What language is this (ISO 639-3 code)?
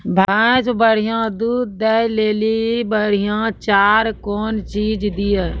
mai